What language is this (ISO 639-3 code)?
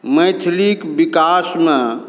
mai